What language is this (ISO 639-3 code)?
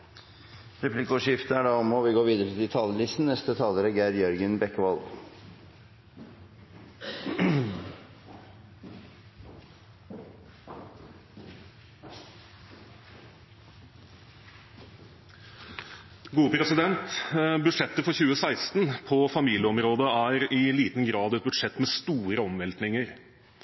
nor